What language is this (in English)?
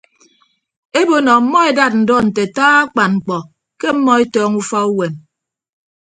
Ibibio